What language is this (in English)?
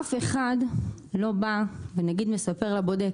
Hebrew